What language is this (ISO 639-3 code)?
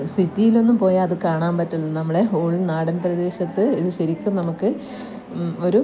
mal